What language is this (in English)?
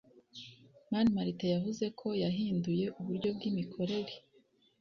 Kinyarwanda